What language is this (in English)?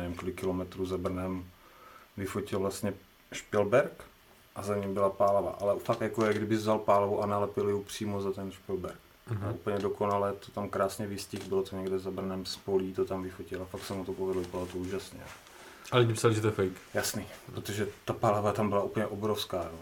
Czech